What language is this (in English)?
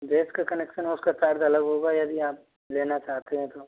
Hindi